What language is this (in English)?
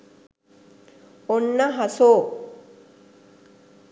Sinhala